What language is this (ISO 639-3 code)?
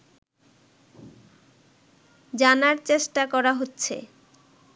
ben